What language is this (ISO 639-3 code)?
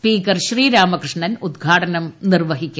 mal